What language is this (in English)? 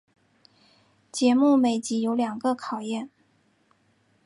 Chinese